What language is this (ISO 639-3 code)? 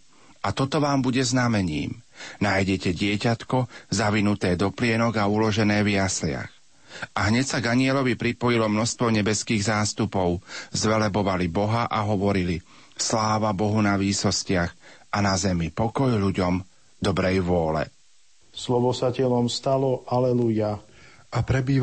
slk